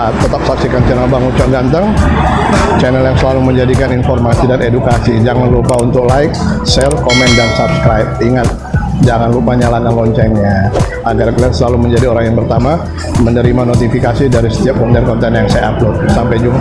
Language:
Indonesian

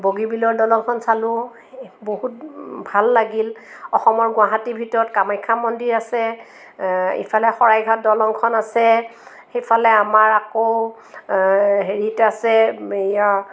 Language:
Assamese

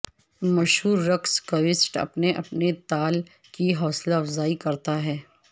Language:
Urdu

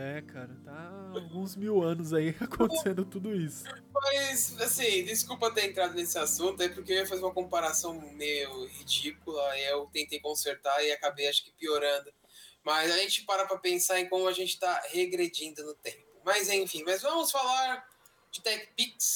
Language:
Portuguese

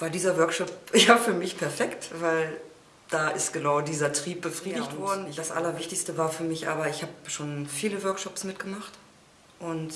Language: German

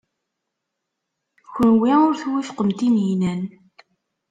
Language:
Kabyle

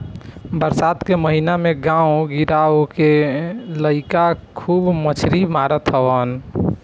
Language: Bhojpuri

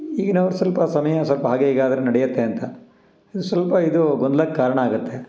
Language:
Kannada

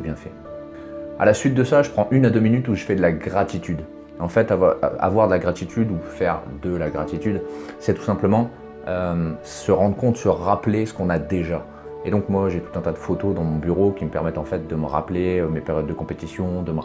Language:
French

